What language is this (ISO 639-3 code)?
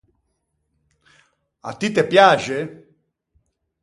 lij